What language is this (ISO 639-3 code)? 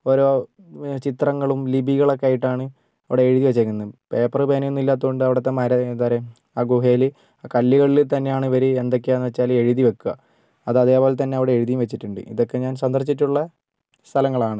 mal